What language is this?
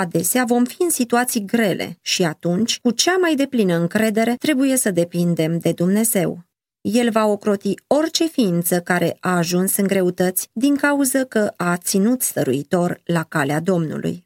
Romanian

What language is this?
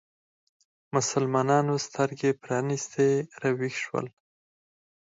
Pashto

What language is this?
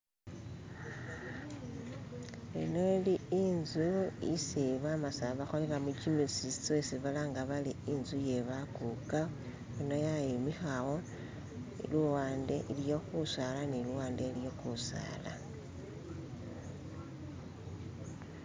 Masaaba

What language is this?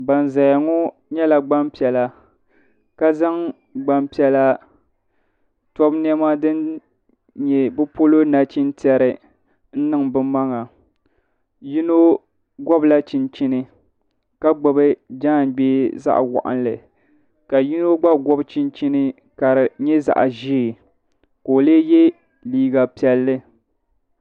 Dagbani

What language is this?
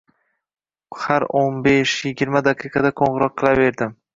Uzbek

